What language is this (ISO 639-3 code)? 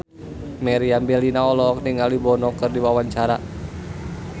sun